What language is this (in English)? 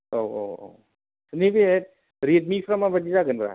Bodo